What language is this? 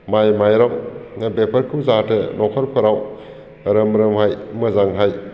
Bodo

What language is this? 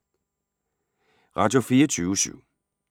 Danish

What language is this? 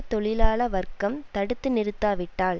Tamil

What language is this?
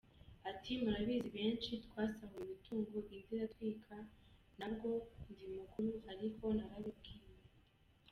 Kinyarwanda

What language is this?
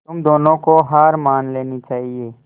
Hindi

